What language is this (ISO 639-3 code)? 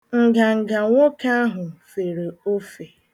ibo